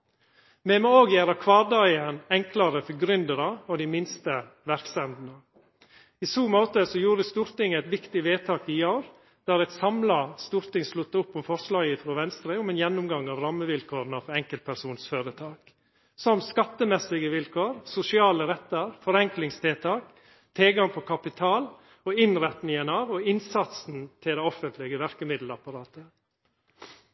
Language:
Norwegian Nynorsk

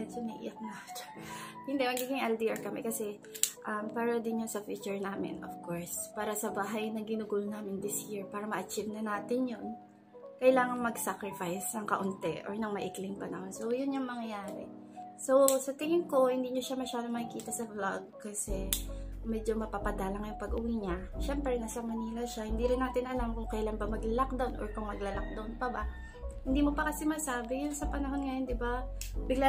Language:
Filipino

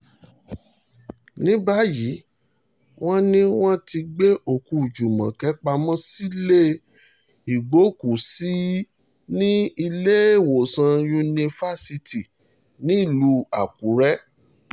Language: Yoruba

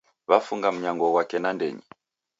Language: Taita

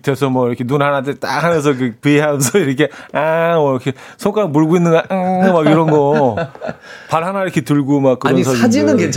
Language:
Korean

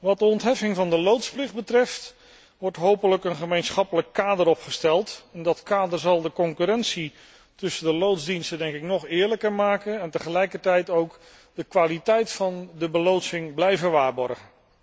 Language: Dutch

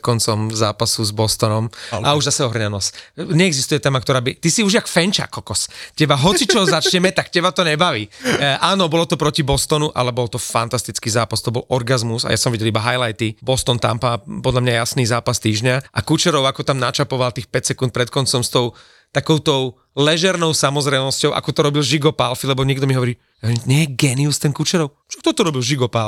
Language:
Slovak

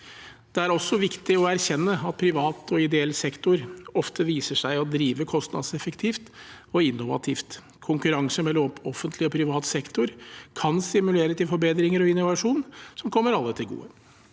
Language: Norwegian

